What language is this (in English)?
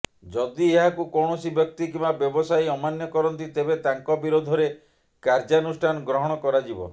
Odia